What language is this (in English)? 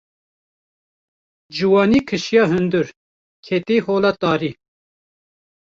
Kurdish